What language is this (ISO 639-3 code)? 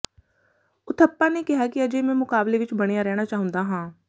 pan